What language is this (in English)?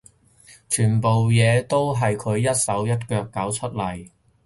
Cantonese